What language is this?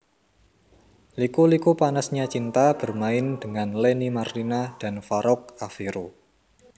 Javanese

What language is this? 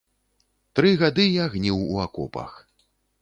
Belarusian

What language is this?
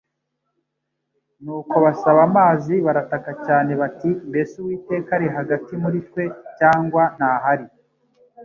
Kinyarwanda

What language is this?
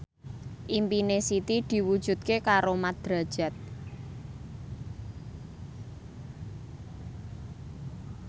Javanese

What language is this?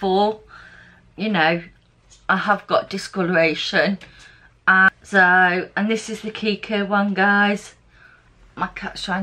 English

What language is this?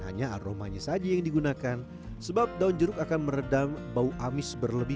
Indonesian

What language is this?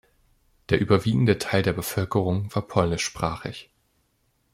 German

